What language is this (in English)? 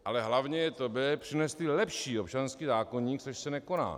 Czech